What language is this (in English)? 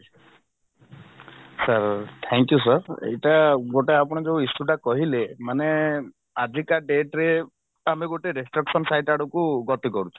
Odia